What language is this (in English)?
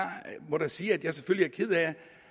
Danish